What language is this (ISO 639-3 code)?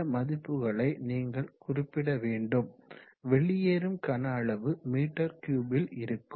tam